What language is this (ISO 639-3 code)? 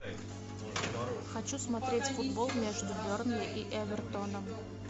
rus